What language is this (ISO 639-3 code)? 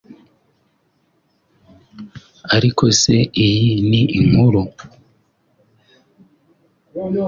kin